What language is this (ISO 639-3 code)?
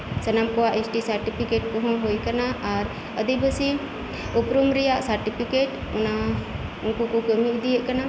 sat